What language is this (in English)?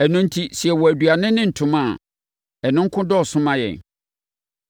Akan